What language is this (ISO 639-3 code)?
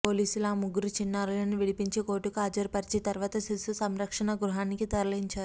tel